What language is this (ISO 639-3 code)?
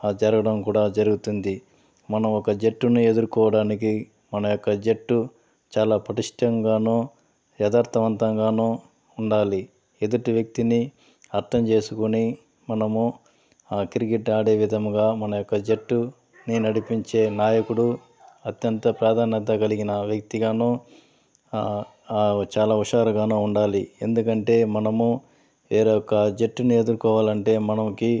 tel